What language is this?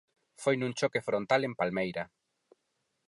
Galician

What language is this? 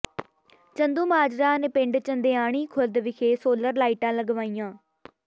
Punjabi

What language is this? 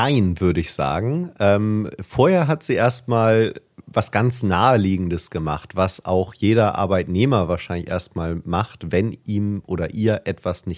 German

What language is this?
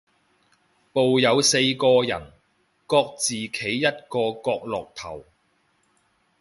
Cantonese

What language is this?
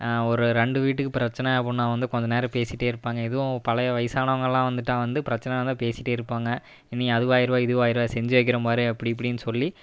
Tamil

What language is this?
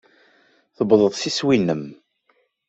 Kabyle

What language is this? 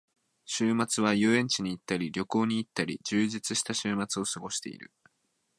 Japanese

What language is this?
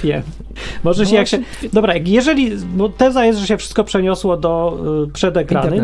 Polish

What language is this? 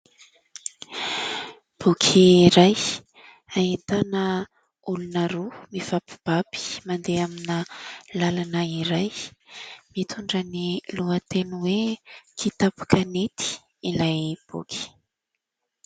Malagasy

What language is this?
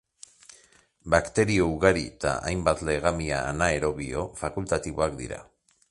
Basque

